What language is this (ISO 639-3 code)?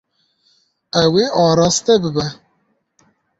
kur